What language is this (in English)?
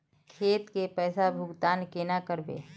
Magahi